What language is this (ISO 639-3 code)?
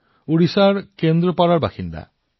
asm